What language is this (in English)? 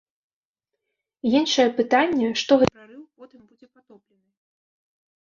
Belarusian